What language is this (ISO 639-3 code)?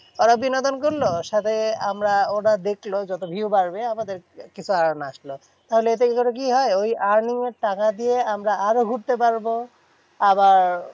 ben